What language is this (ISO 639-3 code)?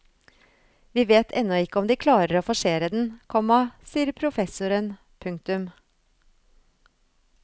nor